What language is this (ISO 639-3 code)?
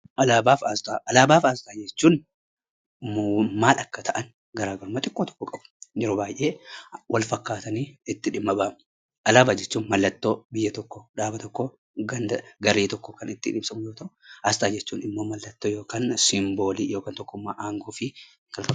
orm